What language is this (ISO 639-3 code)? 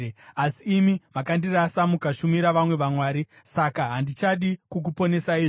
sna